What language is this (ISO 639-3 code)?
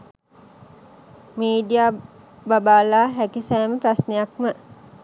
sin